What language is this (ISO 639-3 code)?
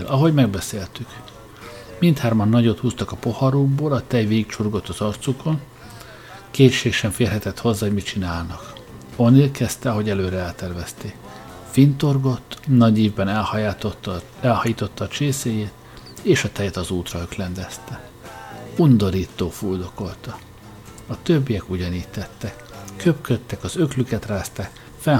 hun